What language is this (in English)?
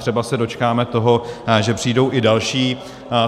Czech